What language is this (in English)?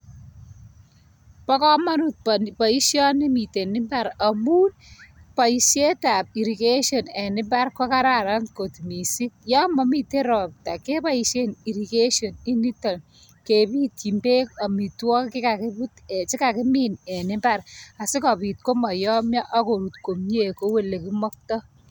Kalenjin